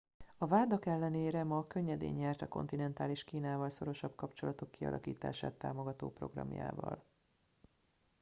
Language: Hungarian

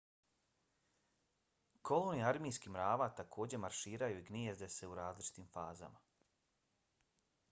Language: Bosnian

